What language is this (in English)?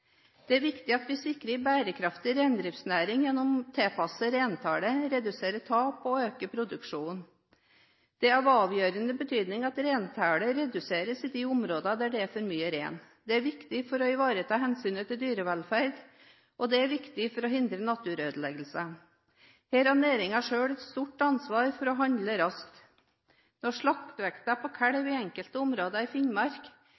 Norwegian Bokmål